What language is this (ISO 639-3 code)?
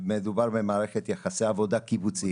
heb